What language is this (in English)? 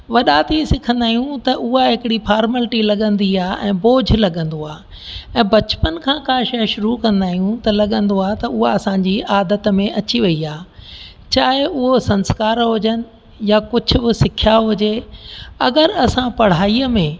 Sindhi